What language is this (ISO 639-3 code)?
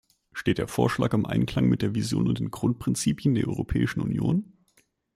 deu